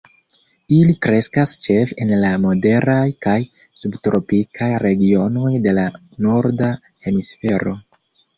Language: Esperanto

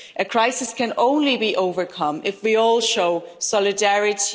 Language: English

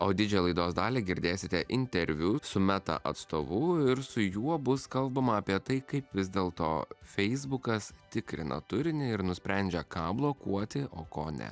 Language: Lithuanian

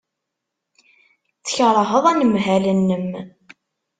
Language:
Kabyle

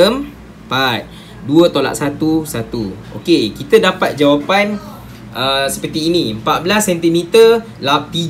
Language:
Malay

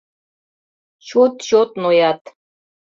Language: Mari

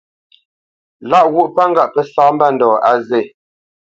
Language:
Bamenyam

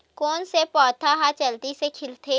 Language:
Chhattisgarhi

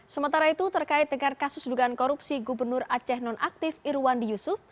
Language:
Indonesian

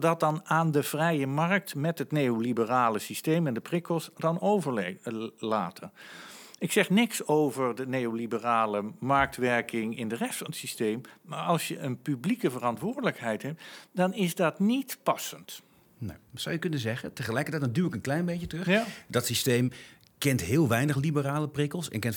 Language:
Dutch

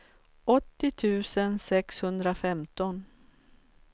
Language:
Swedish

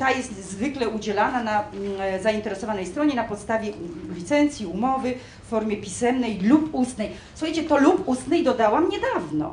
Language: Polish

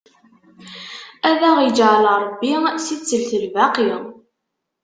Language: Kabyle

